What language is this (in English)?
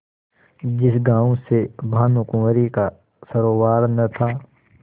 Hindi